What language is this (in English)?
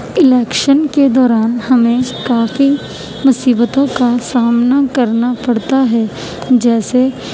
Urdu